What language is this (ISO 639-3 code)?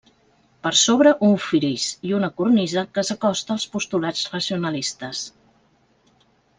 cat